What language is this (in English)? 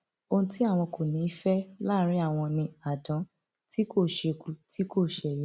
Yoruba